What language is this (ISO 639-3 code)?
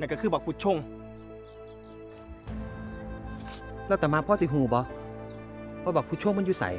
tha